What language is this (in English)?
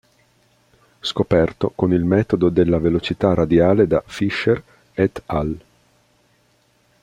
Italian